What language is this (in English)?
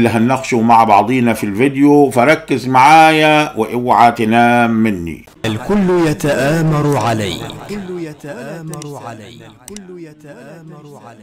Arabic